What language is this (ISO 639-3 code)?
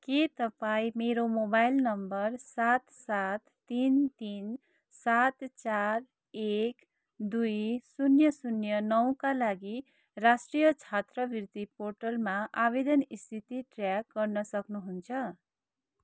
nep